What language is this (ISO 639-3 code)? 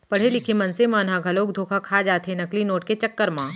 hne